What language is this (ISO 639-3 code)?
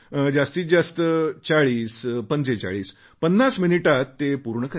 mar